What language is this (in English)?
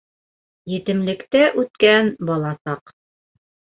Bashkir